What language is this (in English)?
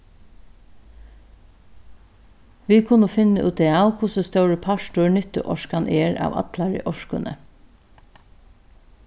Faroese